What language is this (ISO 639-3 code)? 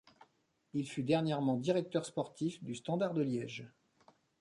fra